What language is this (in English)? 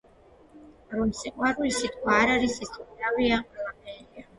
Georgian